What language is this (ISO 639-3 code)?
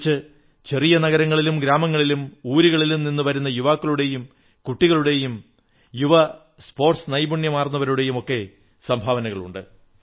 mal